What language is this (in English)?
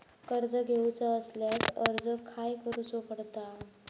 Marathi